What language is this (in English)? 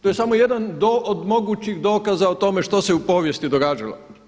Croatian